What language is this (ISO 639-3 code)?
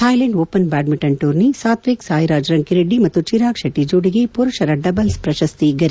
kan